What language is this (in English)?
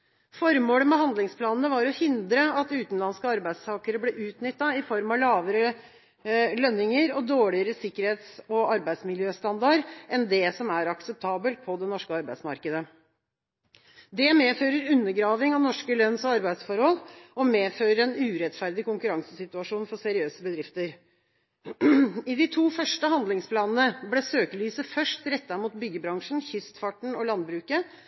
Norwegian Bokmål